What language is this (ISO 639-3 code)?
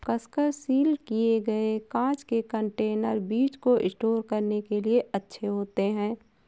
hin